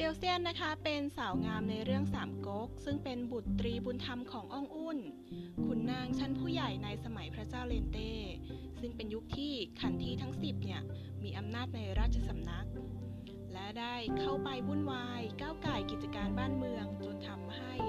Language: Thai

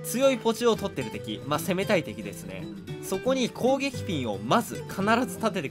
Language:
Japanese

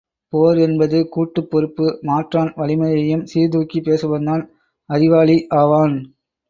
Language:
Tamil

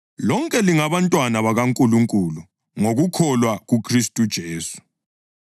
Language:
North Ndebele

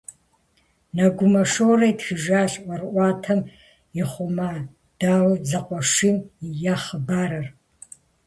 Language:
Kabardian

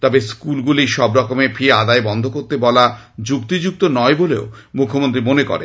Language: Bangla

